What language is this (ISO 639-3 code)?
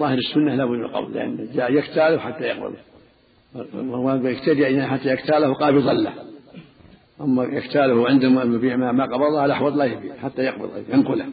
ara